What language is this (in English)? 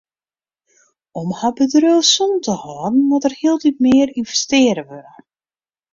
Western Frisian